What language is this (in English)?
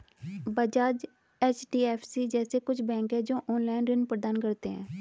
Hindi